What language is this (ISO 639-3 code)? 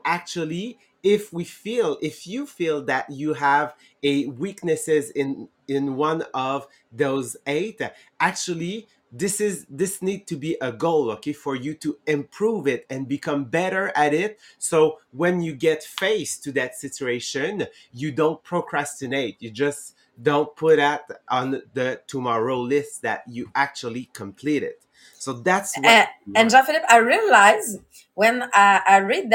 eng